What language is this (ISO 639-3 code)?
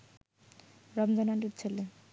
ben